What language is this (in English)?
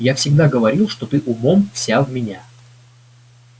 Russian